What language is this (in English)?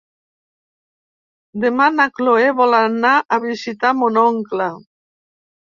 Catalan